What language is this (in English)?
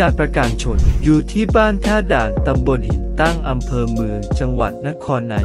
Thai